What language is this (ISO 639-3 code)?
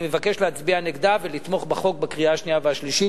heb